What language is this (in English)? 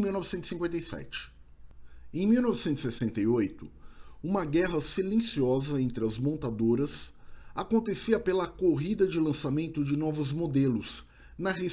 Portuguese